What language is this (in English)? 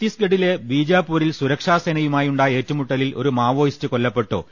Malayalam